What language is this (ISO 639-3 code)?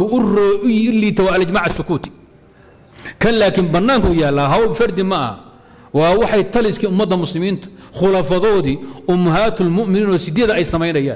ara